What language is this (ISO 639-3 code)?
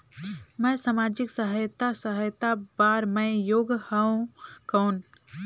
hne